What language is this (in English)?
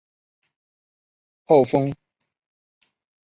Chinese